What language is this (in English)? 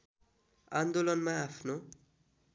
Nepali